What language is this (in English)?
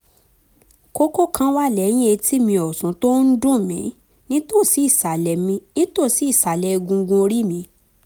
Yoruba